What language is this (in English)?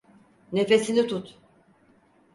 Turkish